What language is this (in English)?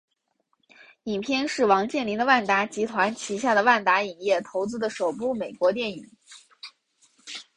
Chinese